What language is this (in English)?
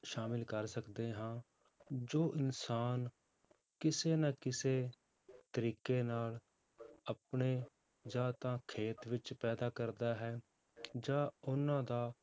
Punjabi